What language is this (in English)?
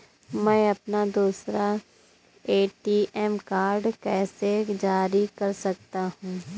Hindi